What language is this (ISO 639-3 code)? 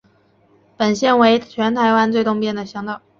zho